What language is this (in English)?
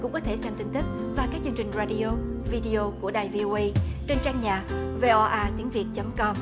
Vietnamese